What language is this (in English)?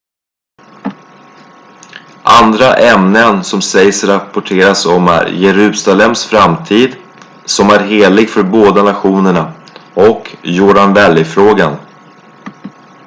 Swedish